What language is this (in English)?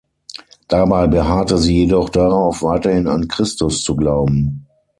German